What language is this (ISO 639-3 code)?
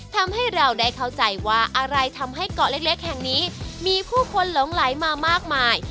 tha